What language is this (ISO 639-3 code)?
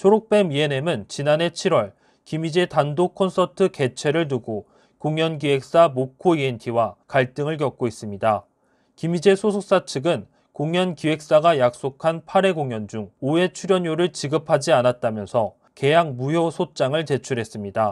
kor